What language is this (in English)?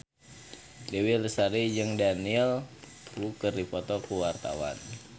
Sundanese